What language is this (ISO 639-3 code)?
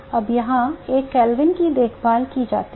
hin